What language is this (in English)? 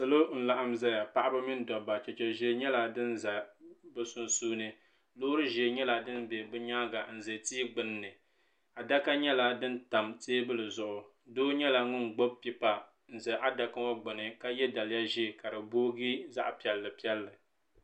Dagbani